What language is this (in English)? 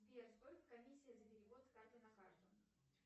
Russian